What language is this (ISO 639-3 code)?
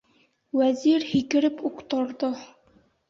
bak